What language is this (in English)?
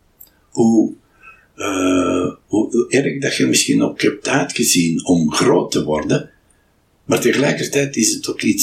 Dutch